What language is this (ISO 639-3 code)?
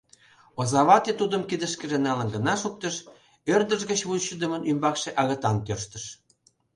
chm